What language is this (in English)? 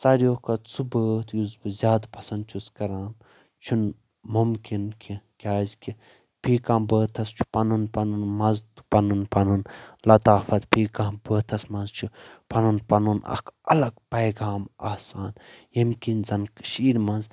Kashmiri